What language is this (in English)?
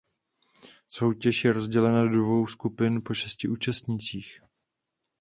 Czech